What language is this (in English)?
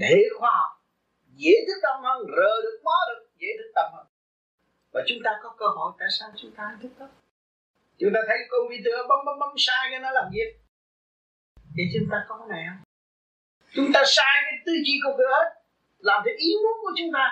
Vietnamese